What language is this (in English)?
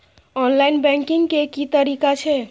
Maithili